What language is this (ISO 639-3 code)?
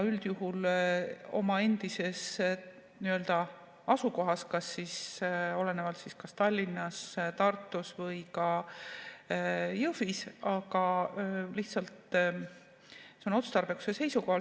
est